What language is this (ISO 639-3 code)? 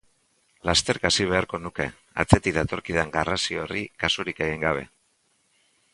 eus